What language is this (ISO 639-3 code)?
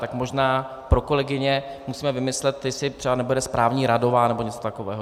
ces